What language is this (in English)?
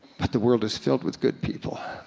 English